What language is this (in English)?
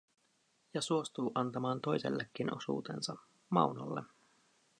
Finnish